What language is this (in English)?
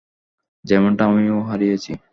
Bangla